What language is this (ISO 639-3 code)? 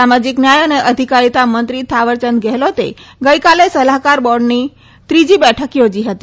guj